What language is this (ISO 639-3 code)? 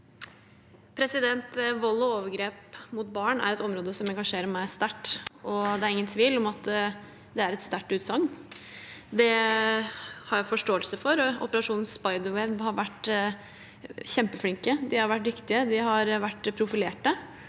nor